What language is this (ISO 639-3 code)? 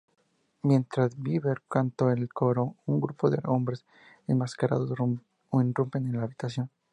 spa